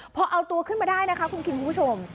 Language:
Thai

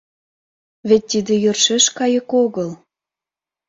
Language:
Mari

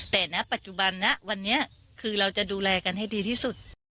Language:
Thai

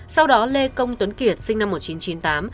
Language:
Vietnamese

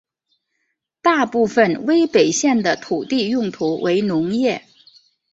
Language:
Chinese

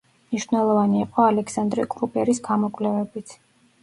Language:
Georgian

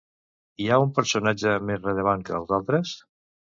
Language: Catalan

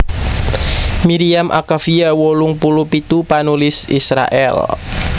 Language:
Javanese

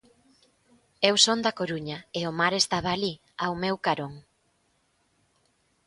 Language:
Galician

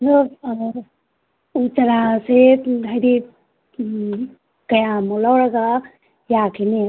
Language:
Manipuri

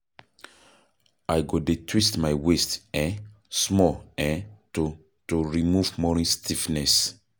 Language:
Nigerian Pidgin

